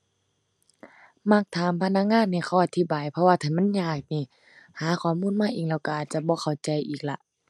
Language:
Thai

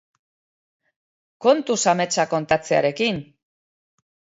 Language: Basque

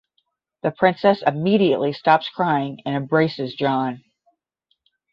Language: English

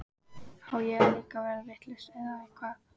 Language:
Icelandic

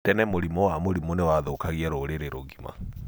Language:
Kikuyu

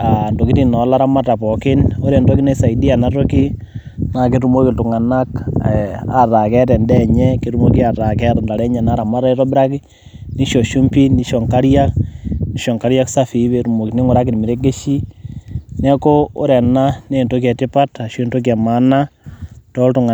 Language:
Masai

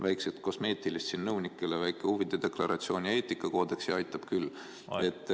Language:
Estonian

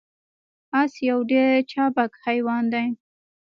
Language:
Pashto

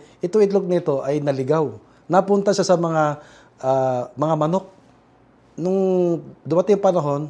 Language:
Filipino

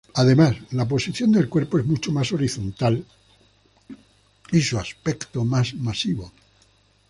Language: Spanish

